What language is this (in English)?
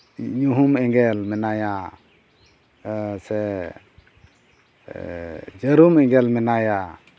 Santali